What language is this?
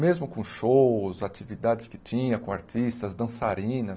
Portuguese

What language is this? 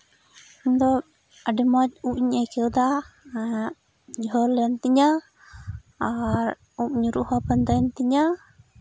Santali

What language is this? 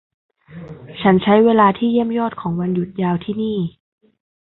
Thai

